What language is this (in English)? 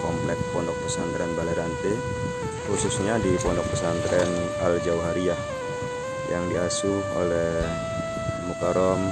Indonesian